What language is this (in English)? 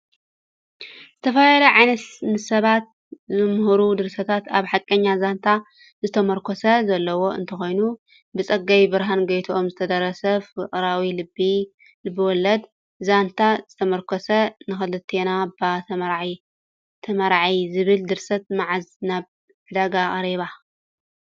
Tigrinya